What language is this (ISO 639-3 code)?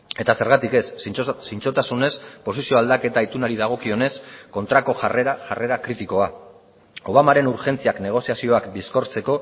eus